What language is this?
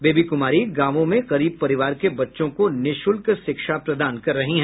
Hindi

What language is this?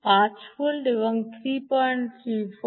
Bangla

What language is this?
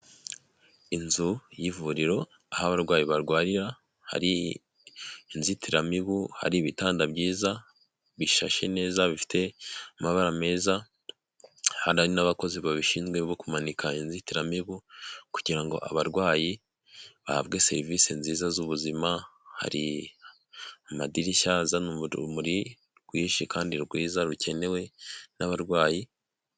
Kinyarwanda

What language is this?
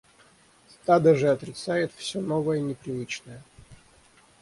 Russian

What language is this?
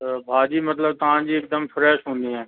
Sindhi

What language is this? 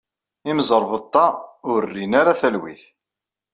Kabyle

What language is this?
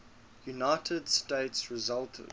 English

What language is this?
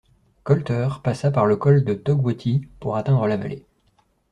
French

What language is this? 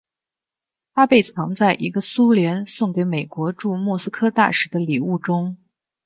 Chinese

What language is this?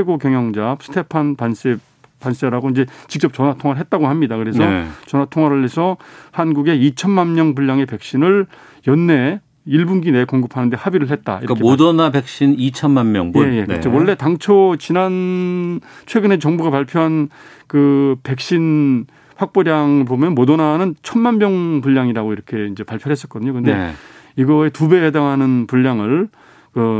Korean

